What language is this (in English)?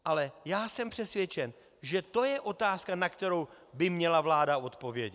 Czech